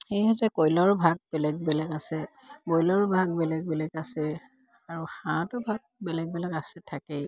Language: Assamese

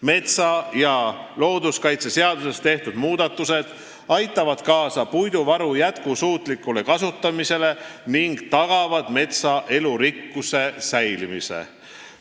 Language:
Estonian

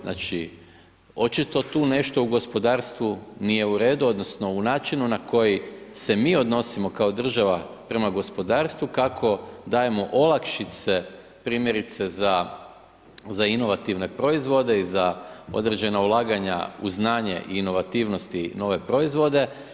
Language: Croatian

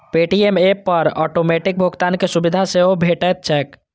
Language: Maithili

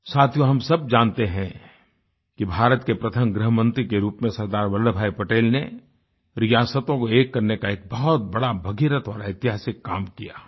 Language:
Hindi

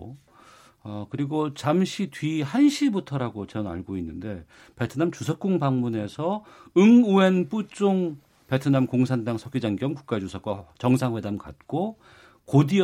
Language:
Korean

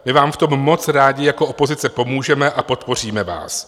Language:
Czech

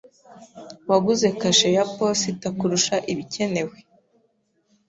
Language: Kinyarwanda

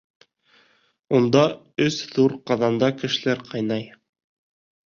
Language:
Bashkir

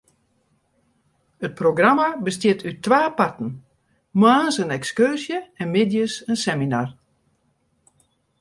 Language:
Western Frisian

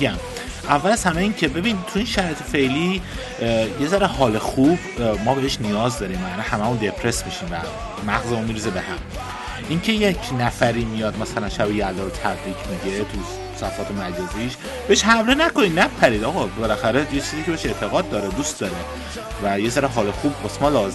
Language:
Persian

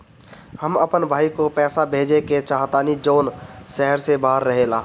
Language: Bhojpuri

